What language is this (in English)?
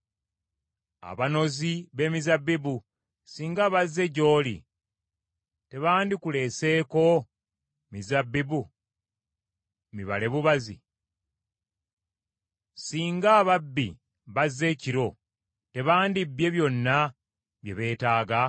Ganda